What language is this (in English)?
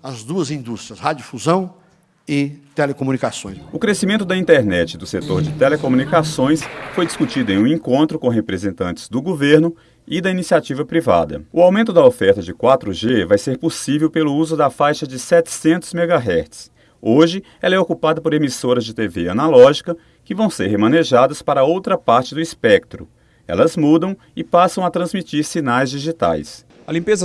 Portuguese